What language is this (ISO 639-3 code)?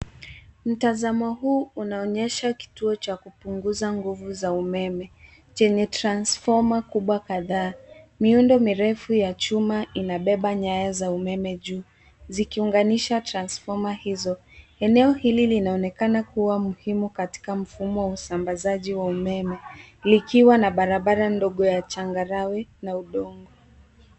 swa